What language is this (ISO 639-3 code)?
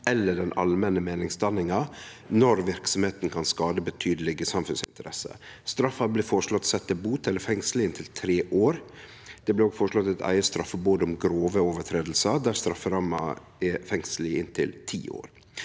nor